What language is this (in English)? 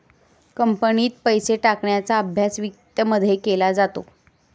Marathi